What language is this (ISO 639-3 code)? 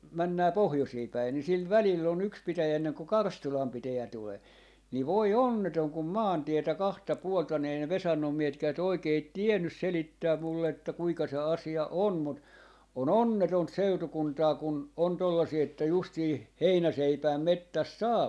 fin